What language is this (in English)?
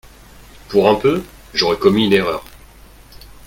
French